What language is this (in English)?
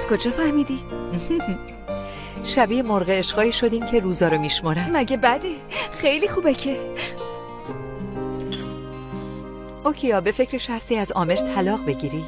Persian